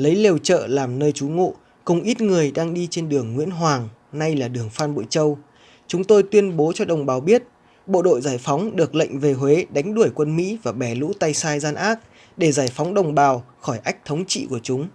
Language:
Vietnamese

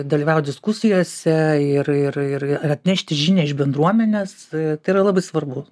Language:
Lithuanian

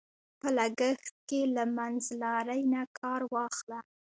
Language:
Pashto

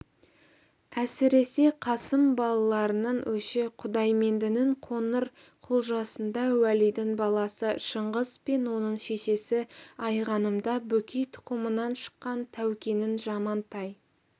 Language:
Kazakh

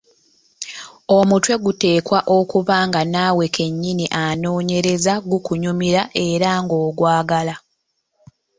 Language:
Ganda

